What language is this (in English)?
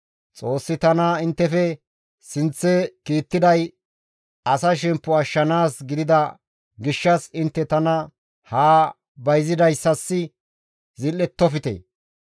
Gamo